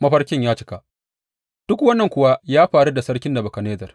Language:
Hausa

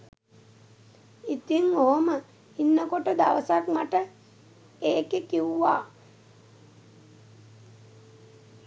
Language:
Sinhala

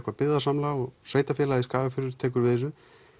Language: Icelandic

